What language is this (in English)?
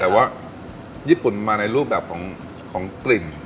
Thai